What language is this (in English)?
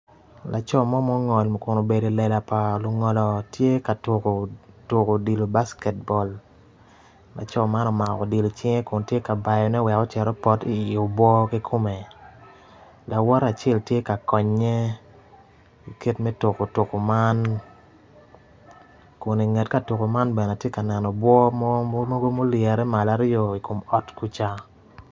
Acoli